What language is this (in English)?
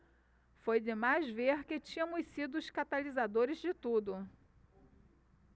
Portuguese